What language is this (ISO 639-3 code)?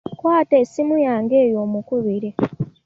lug